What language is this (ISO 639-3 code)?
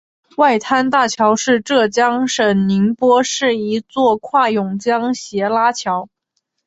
zho